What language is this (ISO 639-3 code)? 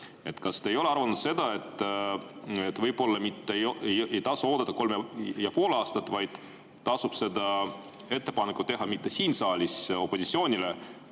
est